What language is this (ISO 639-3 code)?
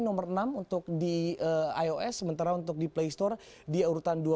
ind